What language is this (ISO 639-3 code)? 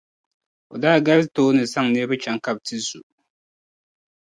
dag